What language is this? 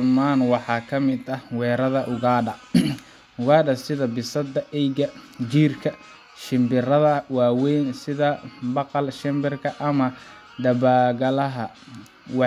Somali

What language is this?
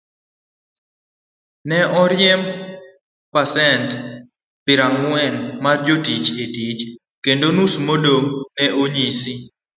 Luo (Kenya and Tanzania)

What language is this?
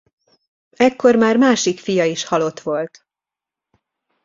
Hungarian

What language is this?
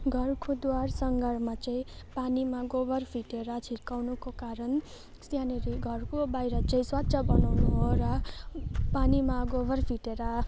Nepali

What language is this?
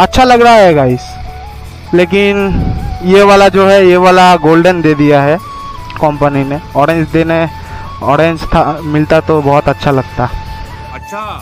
Hindi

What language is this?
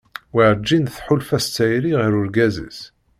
Kabyle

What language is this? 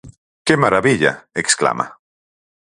Galician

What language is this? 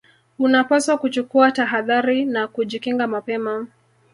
Swahili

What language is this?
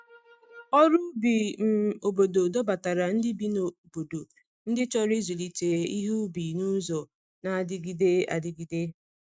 Igbo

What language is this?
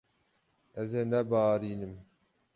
Kurdish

